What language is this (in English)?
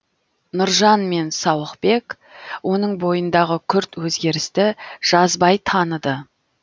Kazakh